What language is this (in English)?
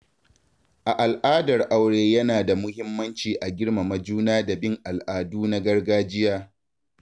Hausa